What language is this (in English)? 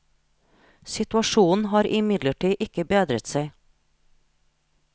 Norwegian